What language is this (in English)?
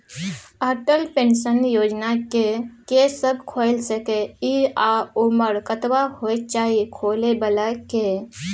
Maithili